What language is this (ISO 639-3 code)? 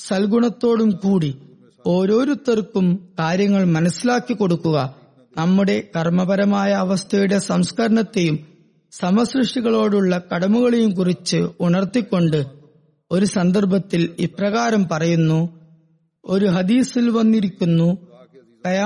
mal